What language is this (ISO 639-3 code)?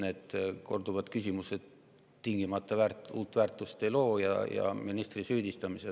est